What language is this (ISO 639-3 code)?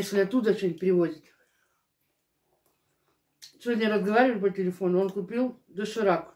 rus